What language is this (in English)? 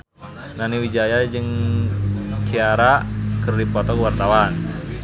Sundanese